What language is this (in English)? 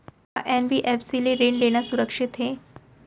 Chhattisgarhi